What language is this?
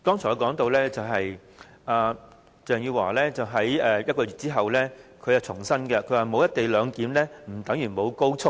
Cantonese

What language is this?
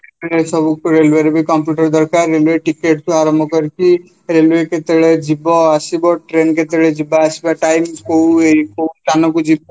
Odia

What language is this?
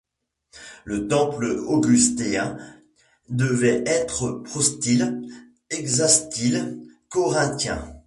French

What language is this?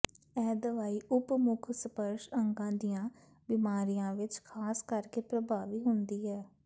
Punjabi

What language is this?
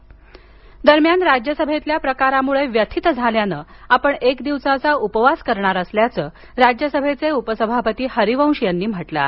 Marathi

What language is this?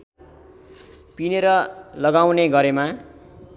Nepali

